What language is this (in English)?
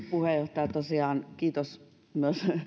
Finnish